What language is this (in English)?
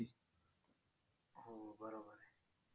Marathi